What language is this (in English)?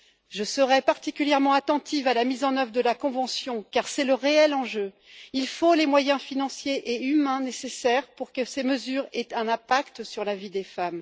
French